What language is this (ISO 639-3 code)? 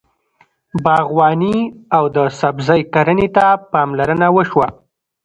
pus